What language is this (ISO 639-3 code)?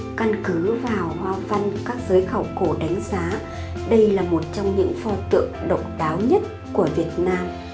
vie